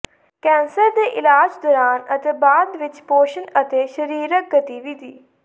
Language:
Punjabi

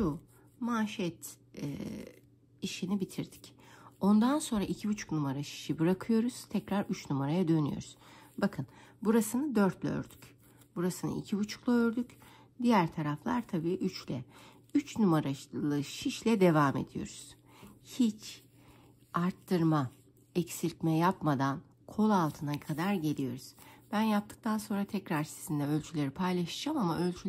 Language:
Turkish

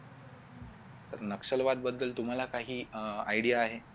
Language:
Marathi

